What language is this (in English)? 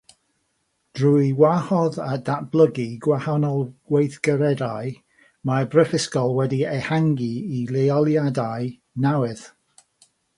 Welsh